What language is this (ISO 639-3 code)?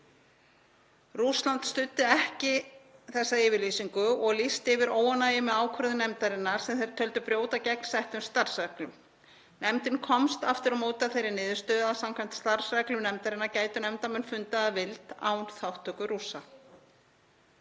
isl